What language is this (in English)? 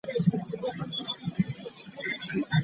Ganda